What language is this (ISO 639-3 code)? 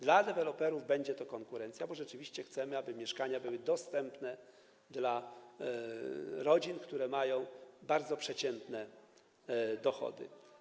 pol